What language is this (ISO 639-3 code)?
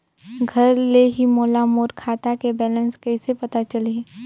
hne